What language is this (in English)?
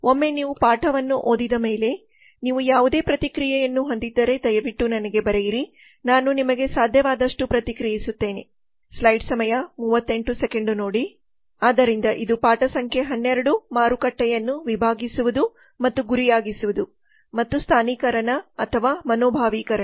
Kannada